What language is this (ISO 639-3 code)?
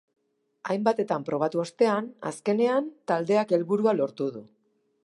eus